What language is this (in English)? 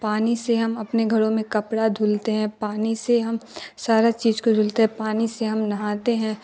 Urdu